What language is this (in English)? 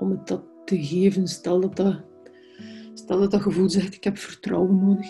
Dutch